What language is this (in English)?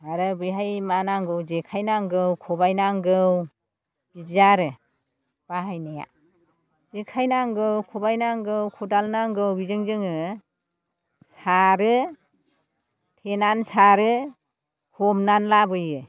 Bodo